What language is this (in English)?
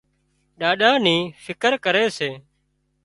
Wadiyara Koli